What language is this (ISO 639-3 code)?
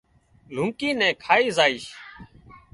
kxp